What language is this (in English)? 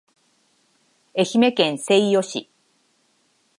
Japanese